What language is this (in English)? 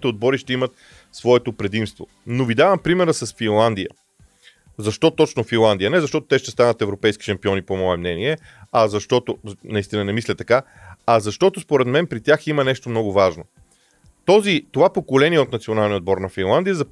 Bulgarian